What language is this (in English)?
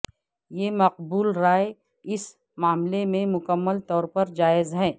Urdu